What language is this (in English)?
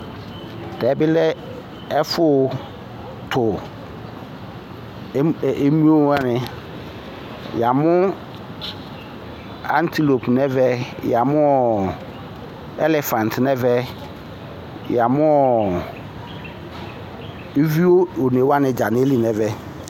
Ikposo